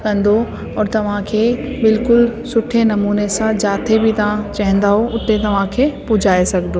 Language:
Sindhi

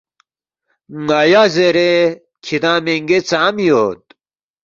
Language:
Balti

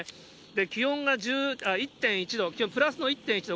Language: Japanese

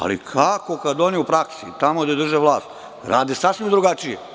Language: Serbian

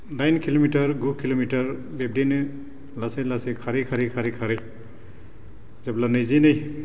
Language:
Bodo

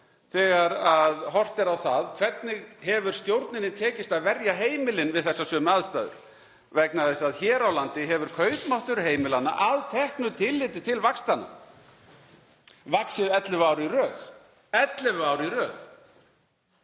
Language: Icelandic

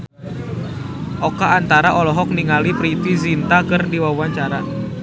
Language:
Sundanese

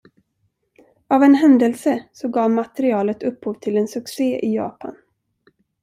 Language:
Swedish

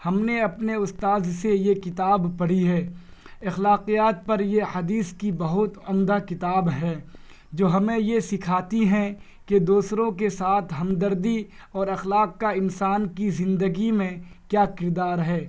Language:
Urdu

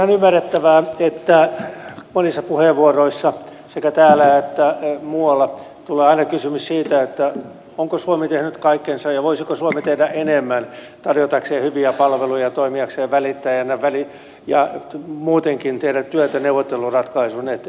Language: Finnish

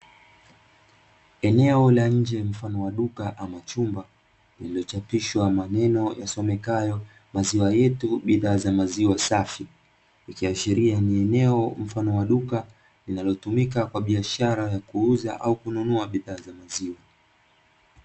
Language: Swahili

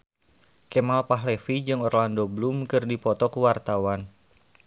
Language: Sundanese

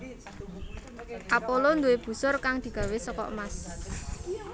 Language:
Javanese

